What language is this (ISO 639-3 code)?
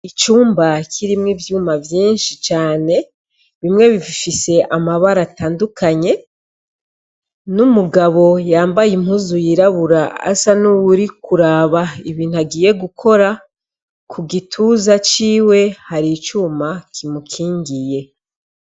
run